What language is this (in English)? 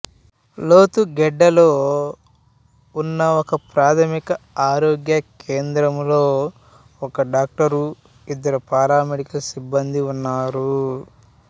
Telugu